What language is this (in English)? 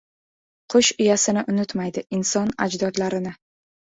Uzbek